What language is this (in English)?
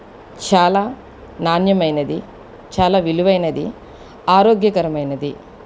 Telugu